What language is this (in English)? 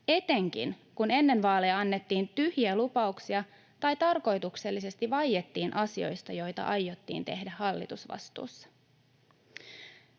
Finnish